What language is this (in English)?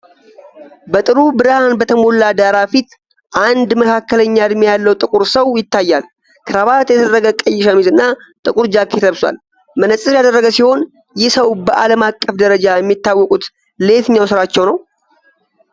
Amharic